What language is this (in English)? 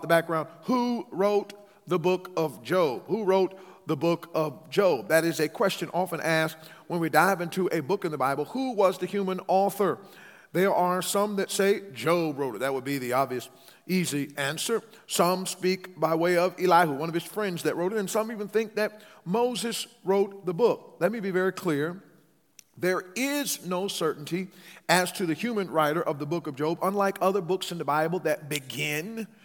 English